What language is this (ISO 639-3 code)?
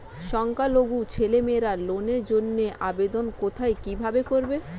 ben